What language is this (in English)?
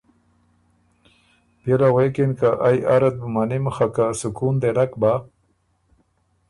Ormuri